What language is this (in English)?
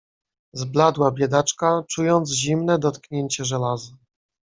Polish